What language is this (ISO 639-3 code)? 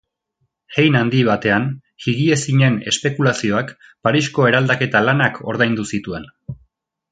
eus